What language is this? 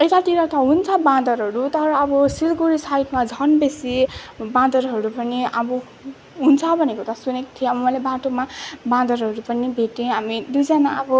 Nepali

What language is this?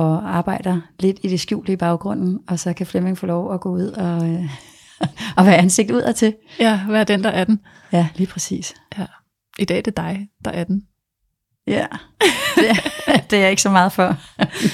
Danish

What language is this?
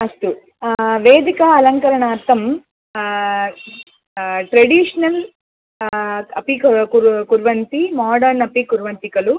Sanskrit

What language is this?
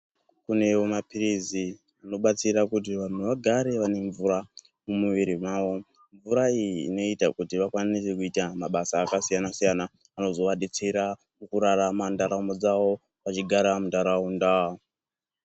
Ndau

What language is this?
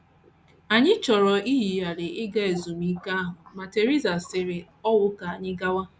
Igbo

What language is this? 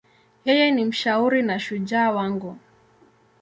Swahili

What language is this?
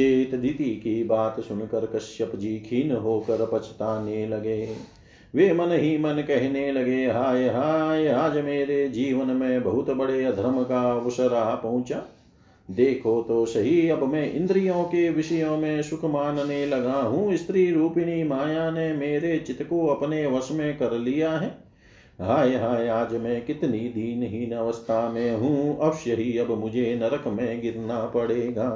Hindi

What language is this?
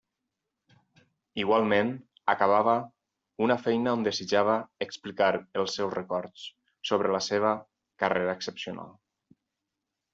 Catalan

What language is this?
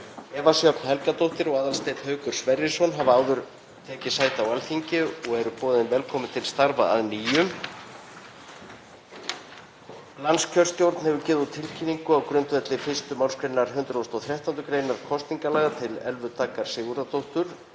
Icelandic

